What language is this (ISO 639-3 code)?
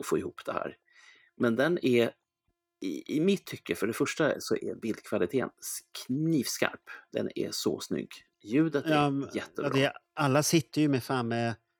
swe